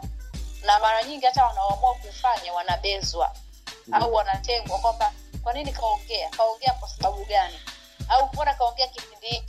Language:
Swahili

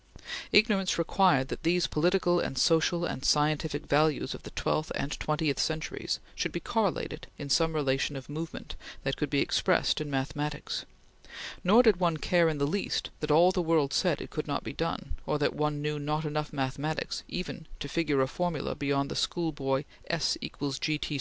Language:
English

